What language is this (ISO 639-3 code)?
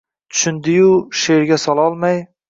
uzb